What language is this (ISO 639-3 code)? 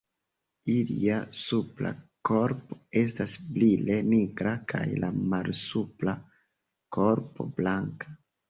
epo